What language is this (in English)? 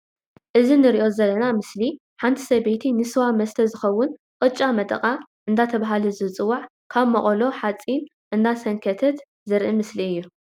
Tigrinya